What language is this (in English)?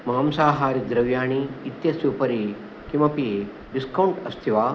Sanskrit